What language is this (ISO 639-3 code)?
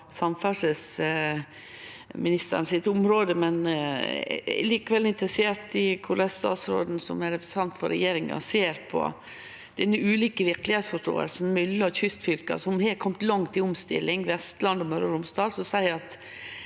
nor